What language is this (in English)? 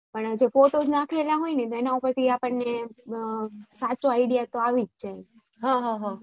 Gujarati